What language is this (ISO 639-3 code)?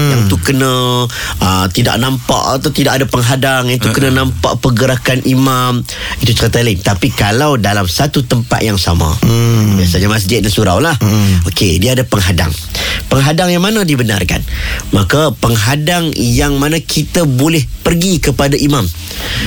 msa